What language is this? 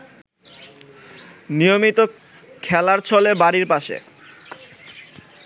Bangla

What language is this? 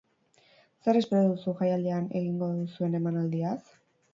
Basque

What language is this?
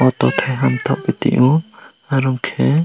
Kok Borok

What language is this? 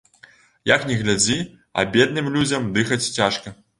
Belarusian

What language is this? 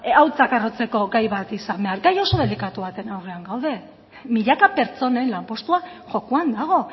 Basque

